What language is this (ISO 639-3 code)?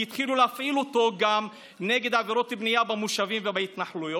heb